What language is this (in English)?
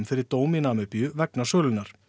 Icelandic